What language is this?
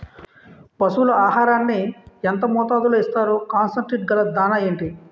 Telugu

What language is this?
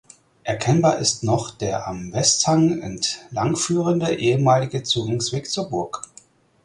German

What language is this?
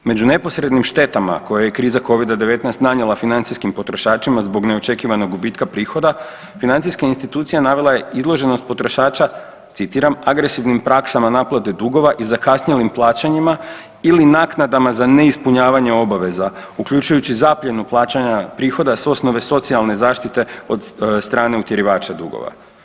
Croatian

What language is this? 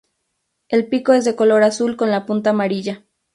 Spanish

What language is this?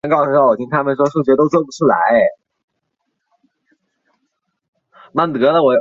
Chinese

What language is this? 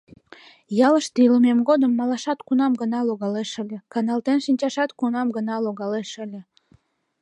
Mari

